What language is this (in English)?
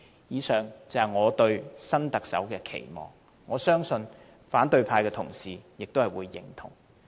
Cantonese